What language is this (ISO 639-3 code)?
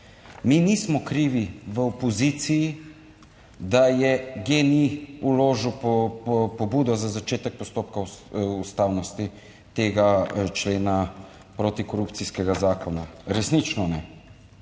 slv